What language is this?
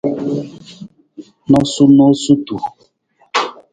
Nawdm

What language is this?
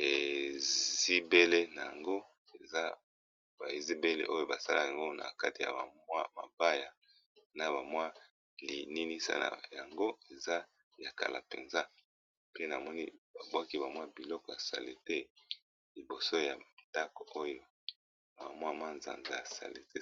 Lingala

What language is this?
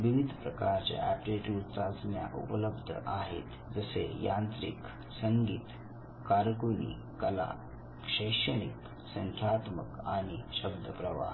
Marathi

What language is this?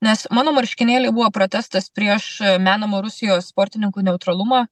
Lithuanian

